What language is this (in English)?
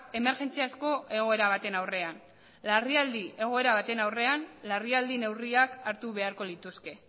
Basque